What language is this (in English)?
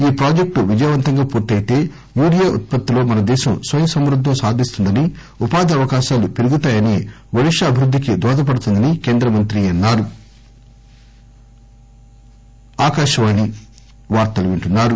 Telugu